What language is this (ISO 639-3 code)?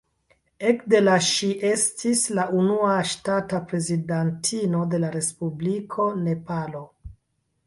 epo